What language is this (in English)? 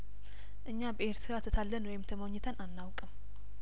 Amharic